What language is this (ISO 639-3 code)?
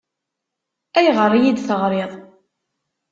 kab